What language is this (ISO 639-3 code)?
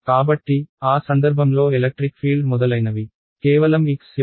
tel